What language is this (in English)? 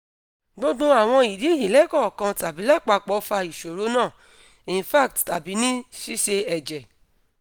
Yoruba